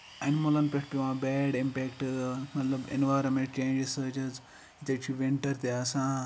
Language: Kashmiri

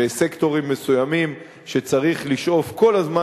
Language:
Hebrew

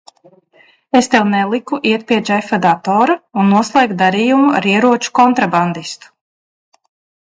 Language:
Latvian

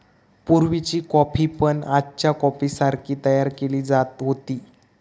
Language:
Marathi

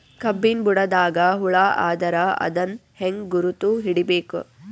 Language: Kannada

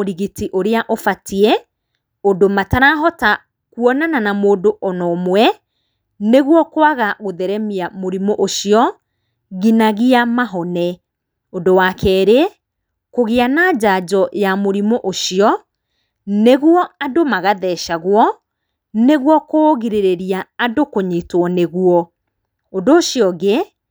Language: Kikuyu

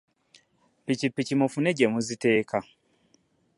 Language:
Ganda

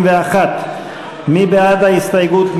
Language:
Hebrew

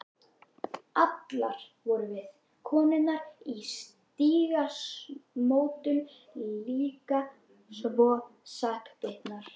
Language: Icelandic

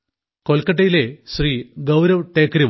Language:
Malayalam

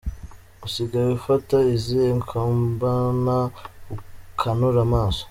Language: Kinyarwanda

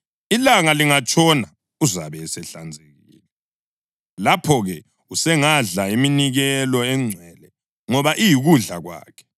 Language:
North Ndebele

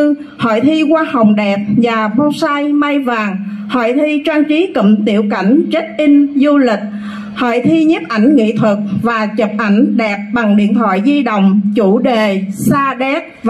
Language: Vietnamese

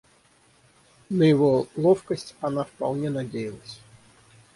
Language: Russian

